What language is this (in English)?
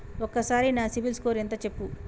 Telugu